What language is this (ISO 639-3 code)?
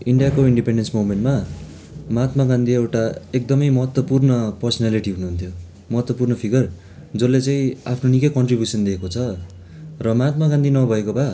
nep